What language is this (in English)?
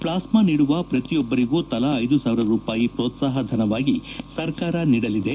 Kannada